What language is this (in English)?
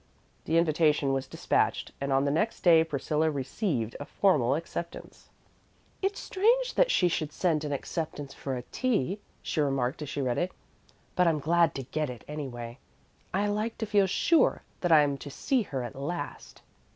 English